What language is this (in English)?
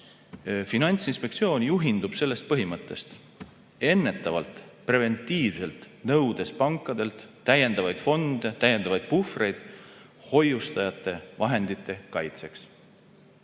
Estonian